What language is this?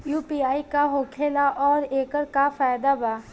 Bhojpuri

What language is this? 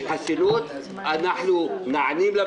Hebrew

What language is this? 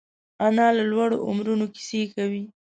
Pashto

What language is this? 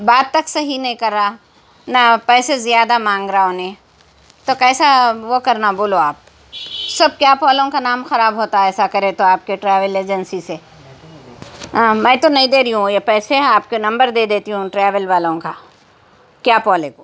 Urdu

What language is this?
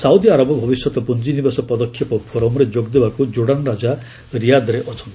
Odia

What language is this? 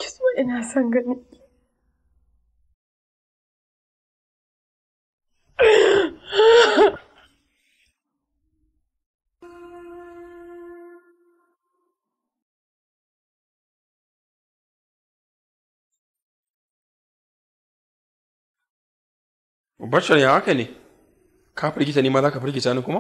Arabic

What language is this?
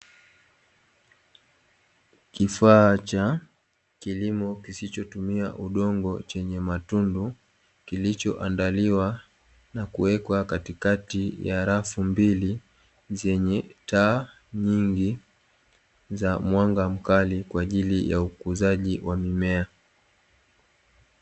Swahili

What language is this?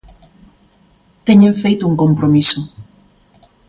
Galician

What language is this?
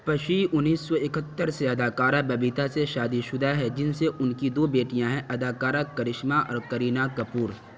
Urdu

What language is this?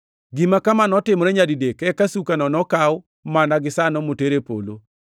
Luo (Kenya and Tanzania)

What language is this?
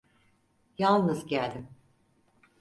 Turkish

